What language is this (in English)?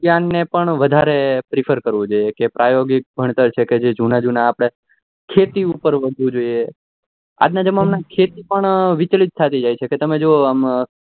Gujarati